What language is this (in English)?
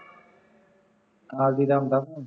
Punjabi